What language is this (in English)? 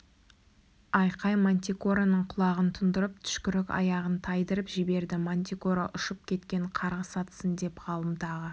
Kazakh